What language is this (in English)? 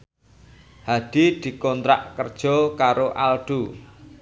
Javanese